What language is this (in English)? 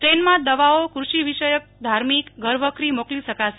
Gujarati